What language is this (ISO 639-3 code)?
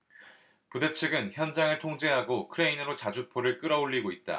kor